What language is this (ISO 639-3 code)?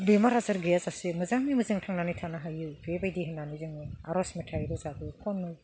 brx